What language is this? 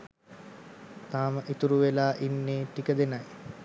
Sinhala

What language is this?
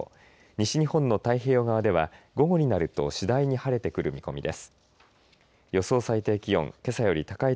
Japanese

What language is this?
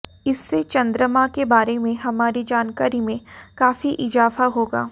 Hindi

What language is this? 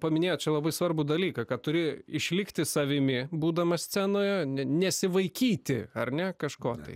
Lithuanian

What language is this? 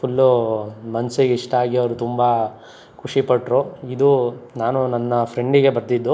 Kannada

